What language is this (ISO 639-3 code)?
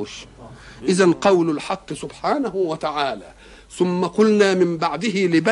ara